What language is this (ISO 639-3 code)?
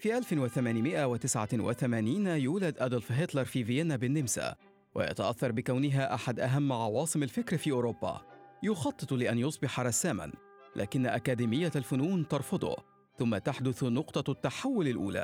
ara